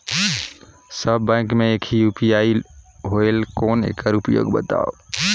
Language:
Chhattisgarhi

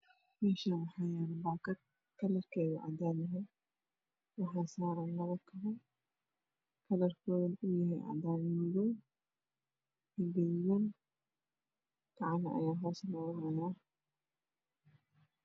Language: Somali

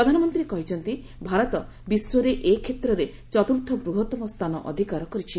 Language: Odia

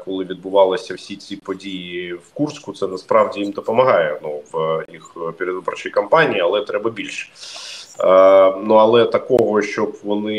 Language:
Ukrainian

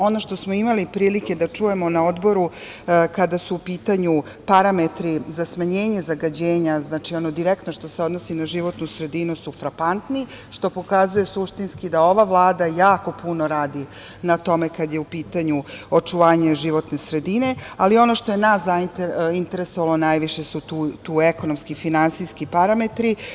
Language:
Serbian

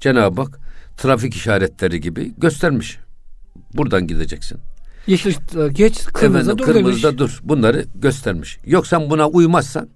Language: Turkish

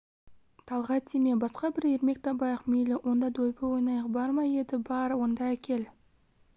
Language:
Kazakh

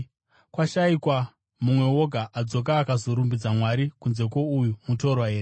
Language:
Shona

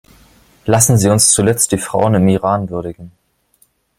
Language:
German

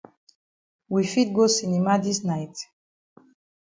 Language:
Cameroon Pidgin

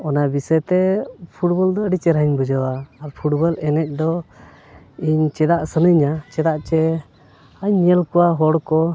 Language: Santali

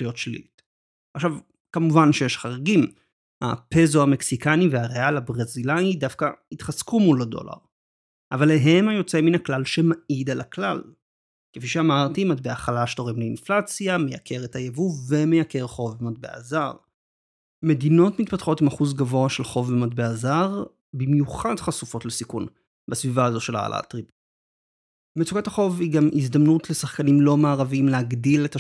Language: Hebrew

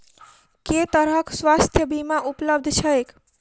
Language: Maithili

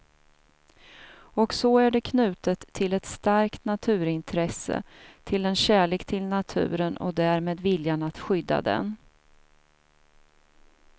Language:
Swedish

